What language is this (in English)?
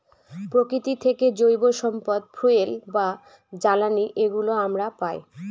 Bangla